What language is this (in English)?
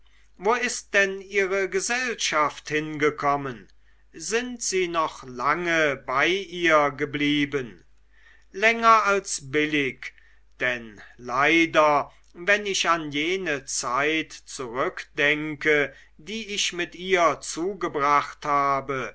German